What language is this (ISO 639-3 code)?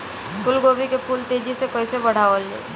bho